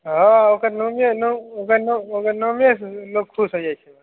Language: Maithili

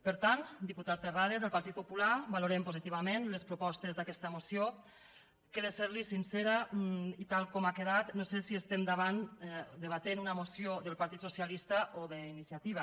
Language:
Catalan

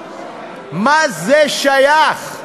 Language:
Hebrew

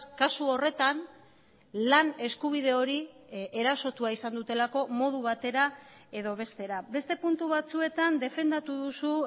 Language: Basque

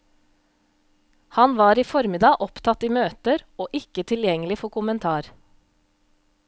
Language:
Norwegian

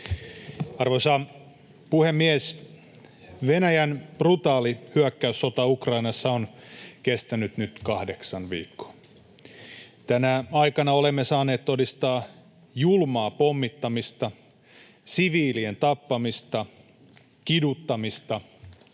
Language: Finnish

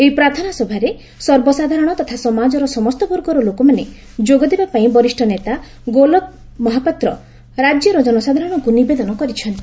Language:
Odia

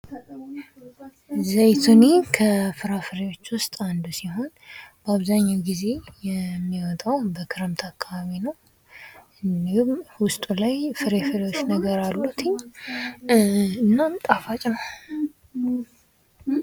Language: Amharic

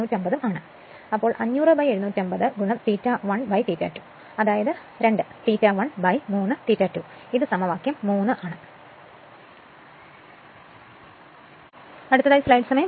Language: Malayalam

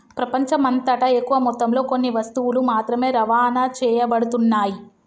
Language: Telugu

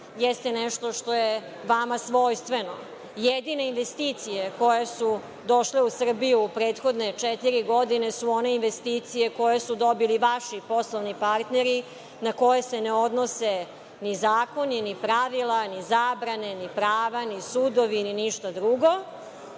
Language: Serbian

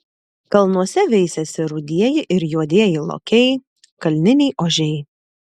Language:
Lithuanian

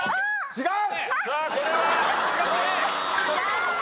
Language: Japanese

